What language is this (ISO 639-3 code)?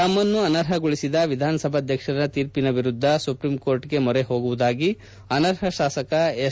kan